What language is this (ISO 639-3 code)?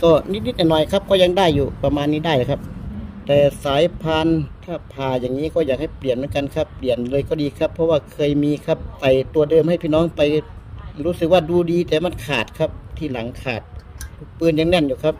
tha